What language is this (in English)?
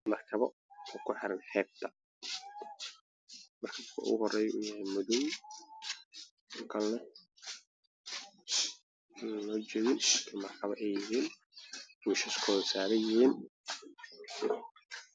Somali